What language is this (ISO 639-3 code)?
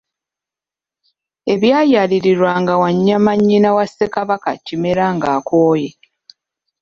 lug